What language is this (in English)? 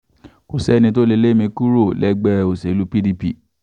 Yoruba